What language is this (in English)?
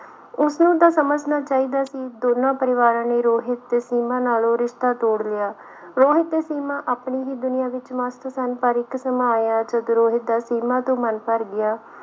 Punjabi